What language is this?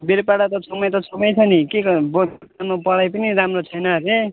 Nepali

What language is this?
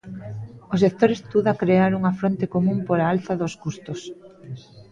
Galician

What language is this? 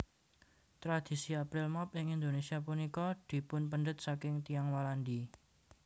Javanese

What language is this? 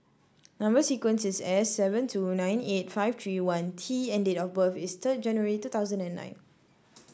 English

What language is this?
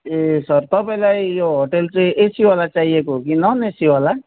Nepali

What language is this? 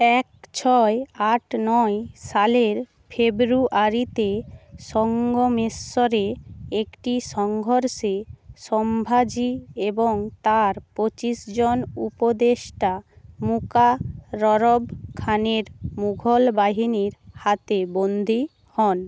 Bangla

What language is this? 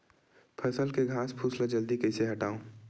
Chhattisgarhi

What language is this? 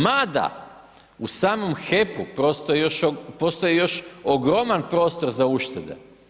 Croatian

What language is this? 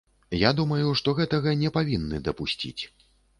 Belarusian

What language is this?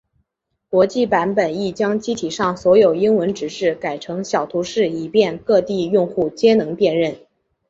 Chinese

